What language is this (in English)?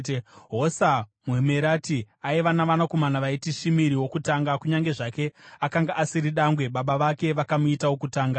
Shona